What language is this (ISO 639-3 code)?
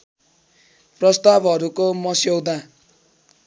nep